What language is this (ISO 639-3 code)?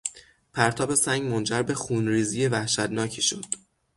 fas